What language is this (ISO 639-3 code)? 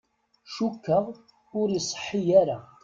kab